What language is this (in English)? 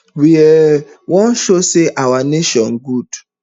Nigerian Pidgin